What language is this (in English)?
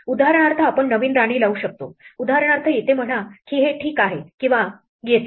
Marathi